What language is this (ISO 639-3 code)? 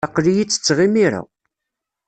kab